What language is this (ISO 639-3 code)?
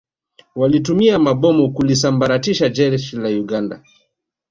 swa